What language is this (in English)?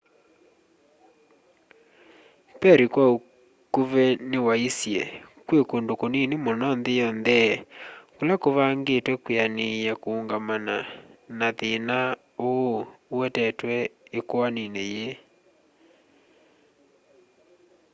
Kamba